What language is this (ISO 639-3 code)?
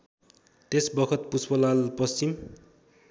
nep